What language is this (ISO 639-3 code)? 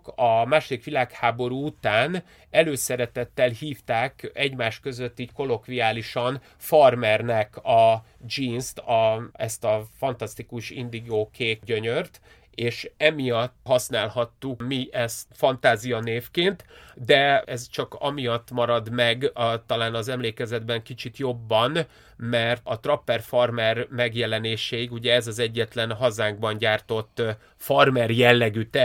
hun